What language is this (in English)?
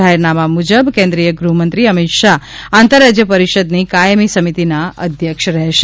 Gujarati